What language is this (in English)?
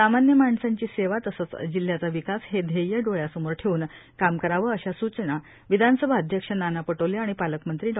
Marathi